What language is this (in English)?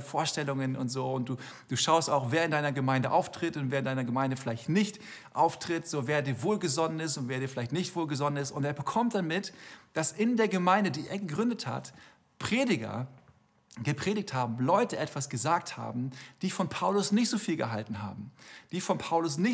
German